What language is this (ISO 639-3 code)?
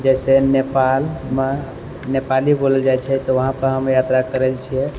mai